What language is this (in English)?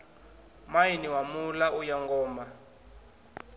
Venda